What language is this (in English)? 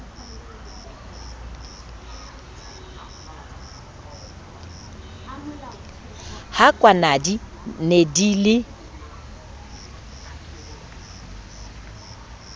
Southern Sotho